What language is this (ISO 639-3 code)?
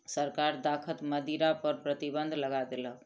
mai